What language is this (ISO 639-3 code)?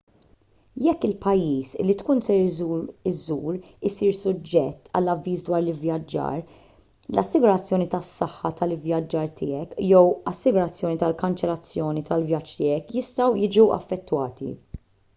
mlt